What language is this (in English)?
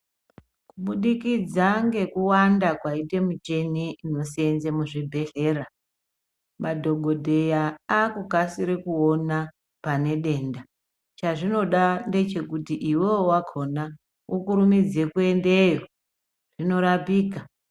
Ndau